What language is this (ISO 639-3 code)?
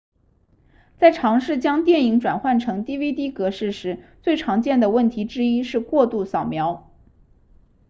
zho